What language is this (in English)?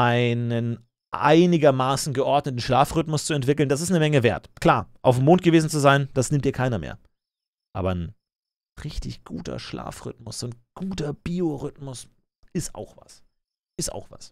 German